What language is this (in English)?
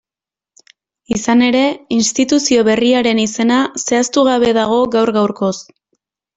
Basque